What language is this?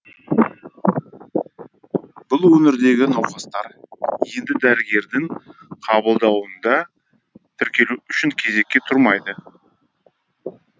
Kazakh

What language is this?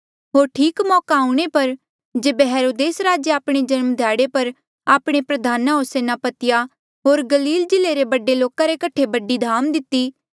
Mandeali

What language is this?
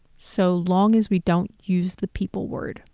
English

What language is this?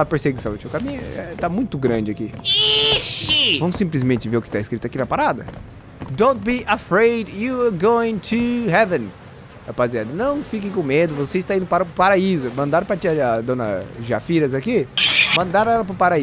Portuguese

